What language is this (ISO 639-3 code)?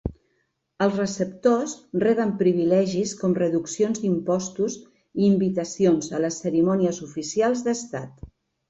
cat